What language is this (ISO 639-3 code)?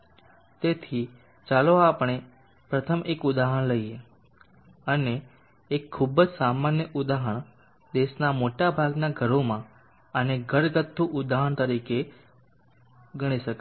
guj